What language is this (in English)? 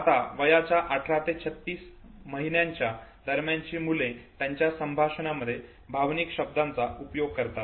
Marathi